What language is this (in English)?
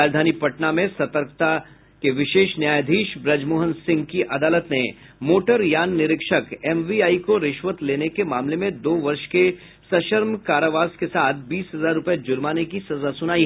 Hindi